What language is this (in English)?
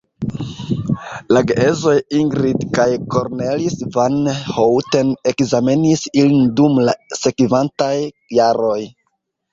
Esperanto